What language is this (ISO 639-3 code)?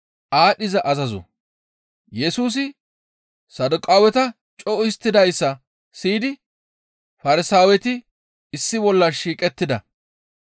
gmv